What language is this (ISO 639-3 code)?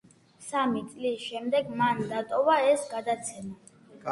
kat